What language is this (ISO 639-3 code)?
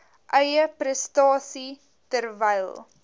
afr